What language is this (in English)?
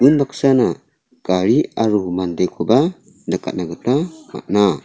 Garo